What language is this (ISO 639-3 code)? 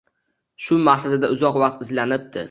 uzb